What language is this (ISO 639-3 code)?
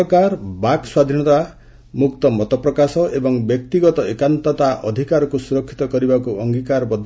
ori